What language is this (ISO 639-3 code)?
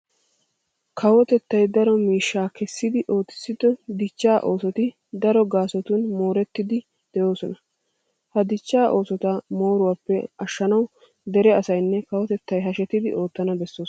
wal